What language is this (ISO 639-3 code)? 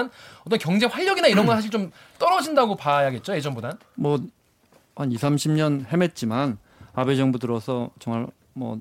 kor